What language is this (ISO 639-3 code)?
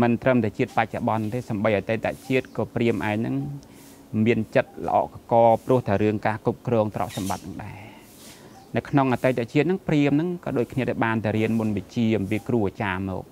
tha